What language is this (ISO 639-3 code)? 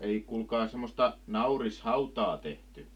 fin